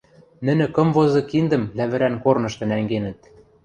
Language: Western Mari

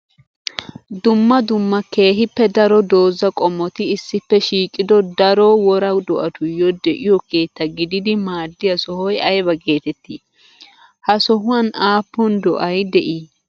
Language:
Wolaytta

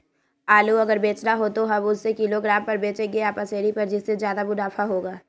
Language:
Magahi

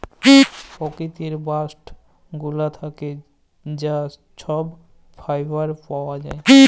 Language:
Bangla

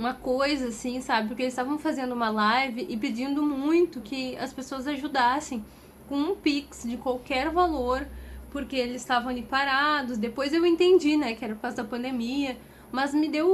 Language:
Portuguese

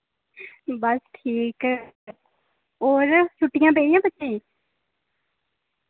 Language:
Dogri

